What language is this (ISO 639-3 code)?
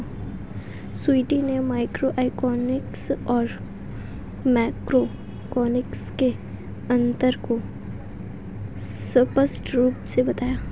hin